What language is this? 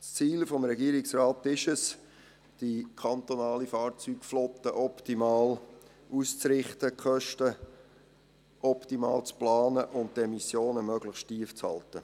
Swiss German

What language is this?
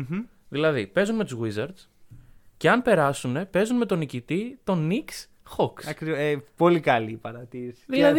Greek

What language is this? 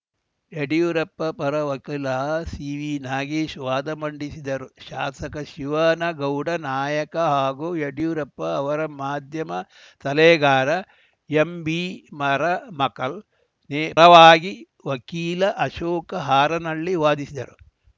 Kannada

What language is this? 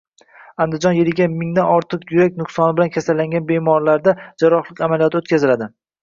Uzbek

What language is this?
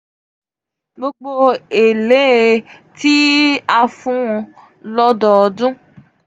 Yoruba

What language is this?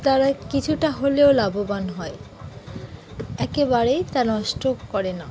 Bangla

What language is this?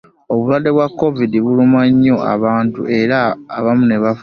Ganda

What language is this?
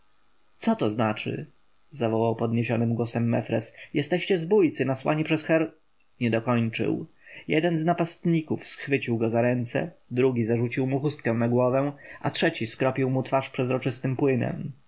Polish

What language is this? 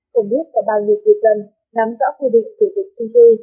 Vietnamese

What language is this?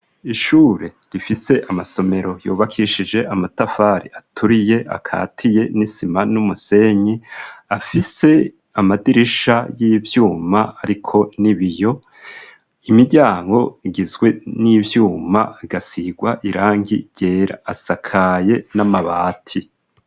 Rundi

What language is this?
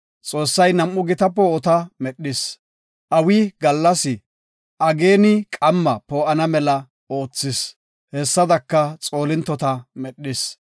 Gofa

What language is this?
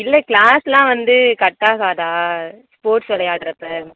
Tamil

